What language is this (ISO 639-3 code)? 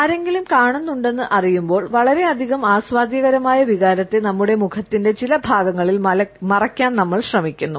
mal